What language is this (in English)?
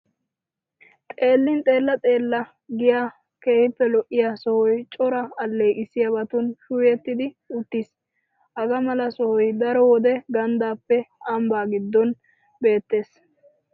Wolaytta